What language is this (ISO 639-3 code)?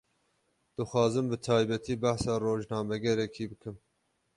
kur